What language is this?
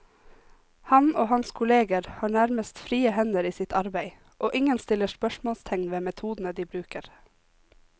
Norwegian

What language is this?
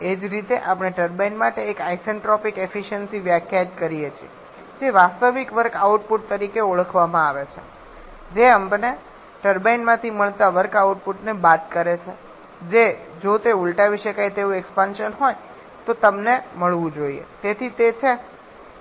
Gujarati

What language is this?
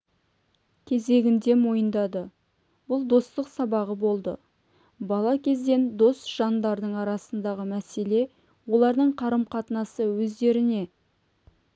Kazakh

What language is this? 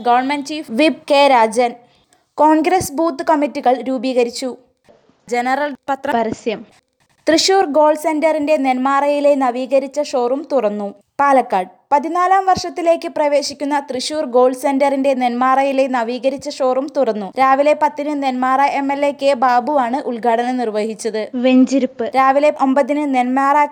Malayalam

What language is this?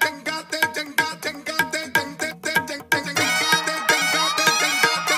Korean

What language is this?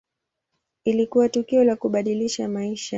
Swahili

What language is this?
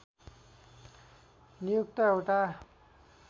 Nepali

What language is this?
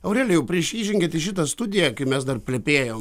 Lithuanian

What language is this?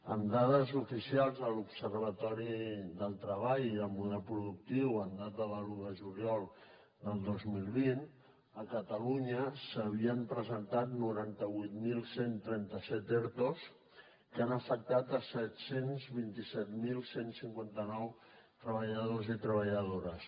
Catalan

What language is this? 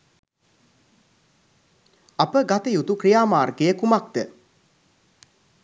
Sinhala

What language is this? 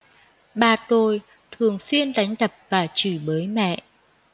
Vietnamese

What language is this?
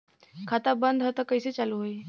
Bhojpuri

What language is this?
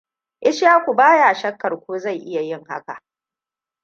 Hausa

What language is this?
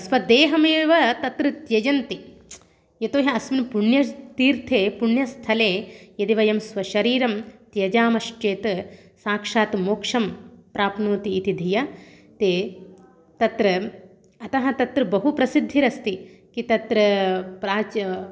Sanskrit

